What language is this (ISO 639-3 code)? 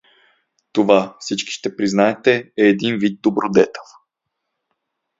bul